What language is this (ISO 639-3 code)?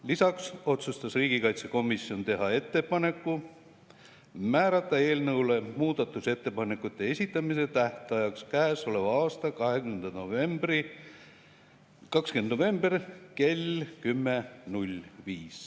est